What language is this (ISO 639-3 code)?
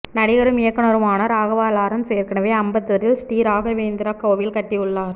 tam